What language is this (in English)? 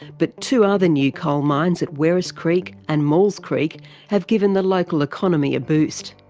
English